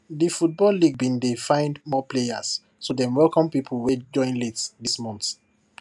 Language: Nigerian Pidgin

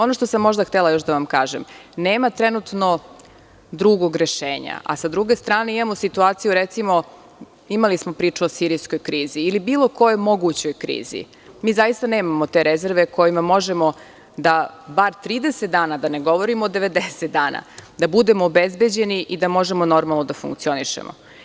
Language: Serbian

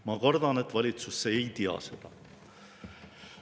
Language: Estonian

